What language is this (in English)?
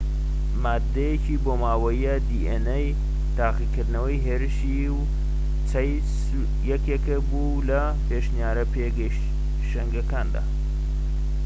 Central Kurdish